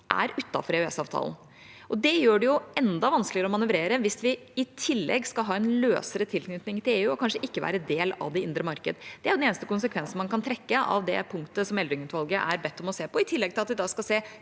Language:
Norwegian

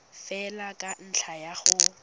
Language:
Tswana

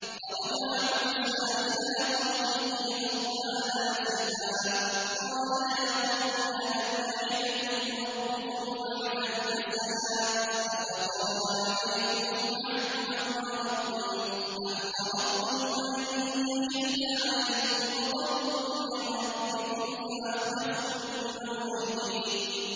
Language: Arabic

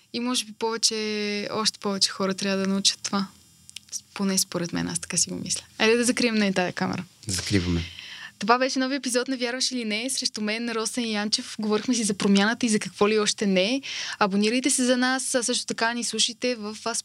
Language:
Bulgarian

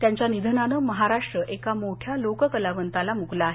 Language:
Marathi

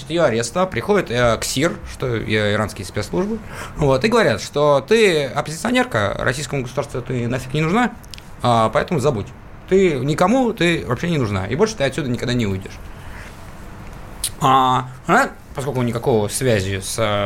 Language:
Russian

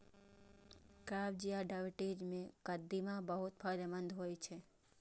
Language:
Maithili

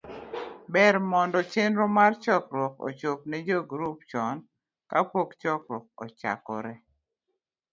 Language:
Luo (Kenya and Tanzania)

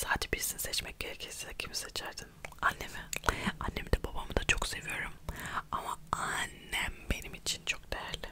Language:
Turkish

